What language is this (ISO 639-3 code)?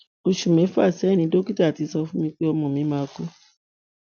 yor